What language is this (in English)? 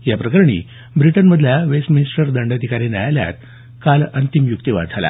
Marathi